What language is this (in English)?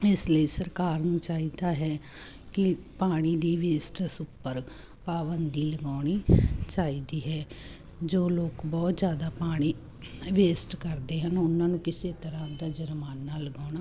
Punjabi